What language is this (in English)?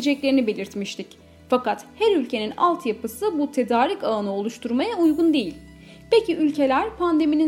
Turkish